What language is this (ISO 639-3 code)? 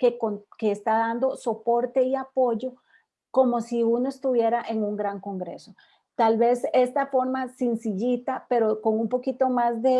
spa